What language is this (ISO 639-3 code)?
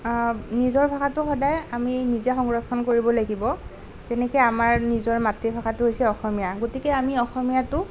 asm